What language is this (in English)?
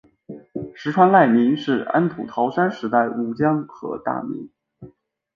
Chinese